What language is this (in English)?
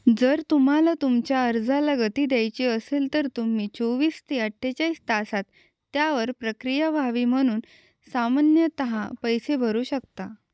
Marathi